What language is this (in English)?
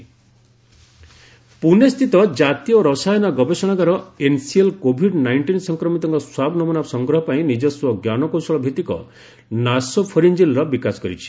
Odia